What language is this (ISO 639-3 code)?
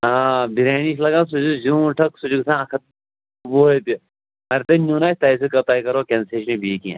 kas